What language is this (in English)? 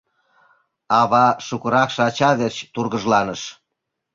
Mari